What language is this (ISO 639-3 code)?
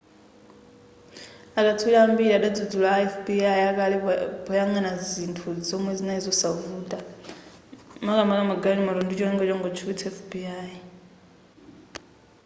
nya